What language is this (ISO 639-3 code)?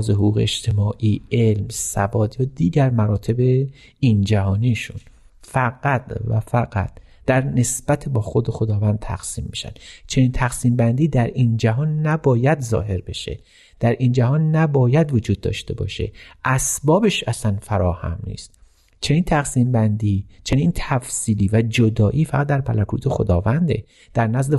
fas